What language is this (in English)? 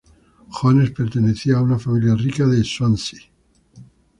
Spanish